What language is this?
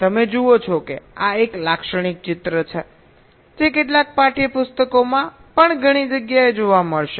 Gujarati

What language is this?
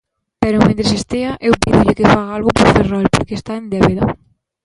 Galician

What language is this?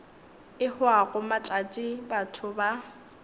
Northern Sotho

